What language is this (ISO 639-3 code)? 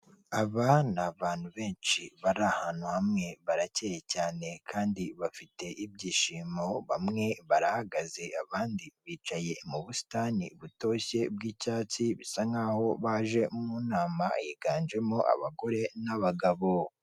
kin